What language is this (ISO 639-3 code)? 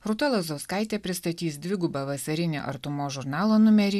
lit